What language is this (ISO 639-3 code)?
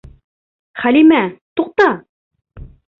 bak